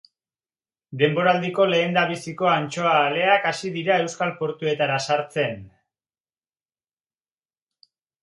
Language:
Basque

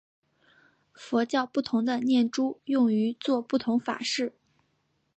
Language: Chinese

